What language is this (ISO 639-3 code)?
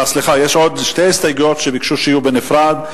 heb